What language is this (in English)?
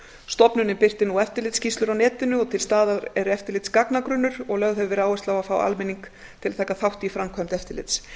Icelandic